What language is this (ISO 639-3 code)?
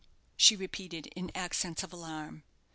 eng